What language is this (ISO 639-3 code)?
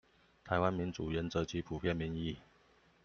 zho